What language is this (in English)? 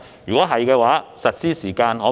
Cantonese